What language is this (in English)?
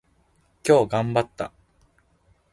Japanese